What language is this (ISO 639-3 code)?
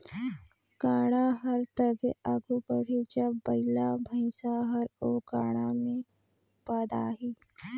hne